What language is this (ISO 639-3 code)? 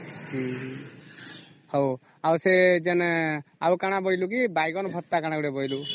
ori